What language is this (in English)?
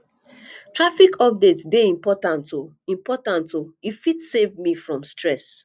Nigerian Pidgin